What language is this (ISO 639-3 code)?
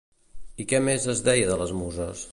cat